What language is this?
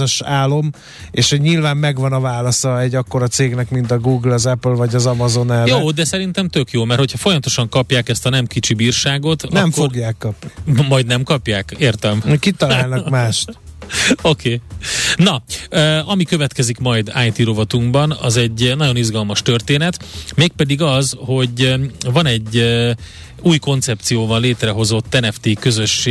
Hungarian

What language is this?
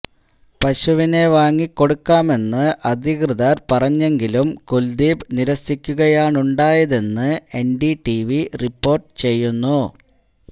Malayalam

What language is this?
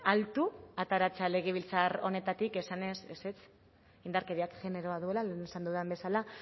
Basque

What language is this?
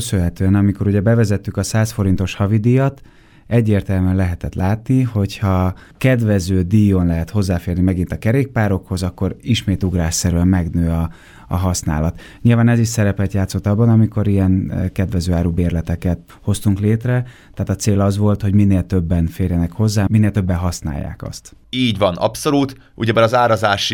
Hungarian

